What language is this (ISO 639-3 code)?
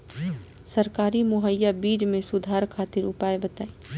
bho